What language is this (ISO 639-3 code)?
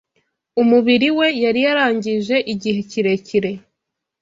kin